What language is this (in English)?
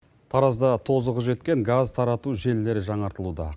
Kazakh